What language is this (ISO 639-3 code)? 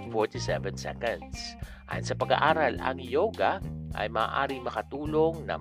fil